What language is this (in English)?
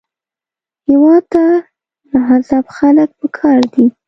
Pashto